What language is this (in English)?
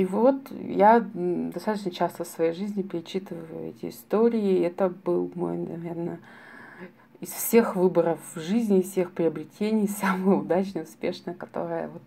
Russian